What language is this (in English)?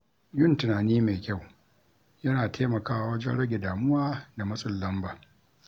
Hausa